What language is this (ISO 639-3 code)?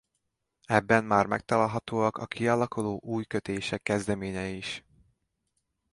hun